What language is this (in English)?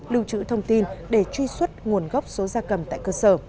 Vietnamese